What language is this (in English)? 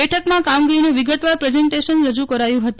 Gujarati